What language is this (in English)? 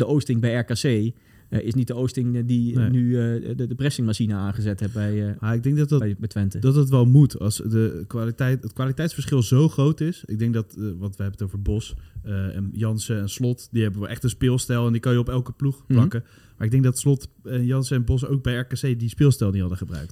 Dutch